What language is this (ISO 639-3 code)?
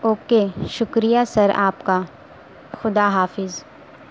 urd